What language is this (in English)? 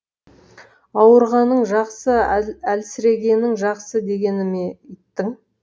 Kazakh